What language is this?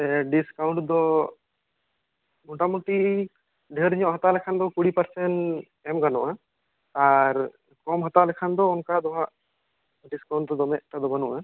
Santali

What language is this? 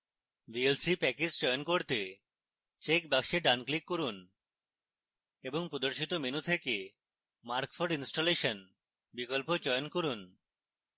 Bangla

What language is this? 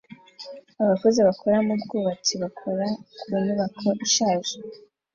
Kinyarwanda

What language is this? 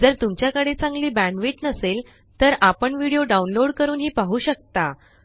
Marathi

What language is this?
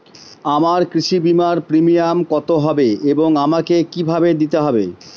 Bangla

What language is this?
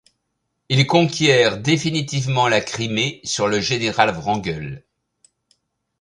French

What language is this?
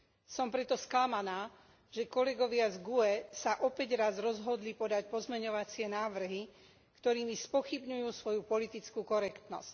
Slovak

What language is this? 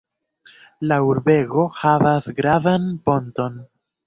Esperanto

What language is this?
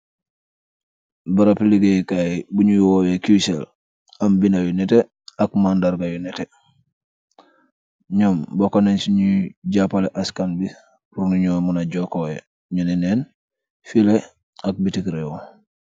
Wolof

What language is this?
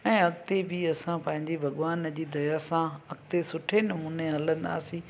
Sindhi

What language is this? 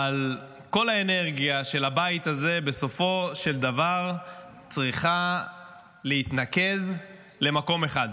Hebrew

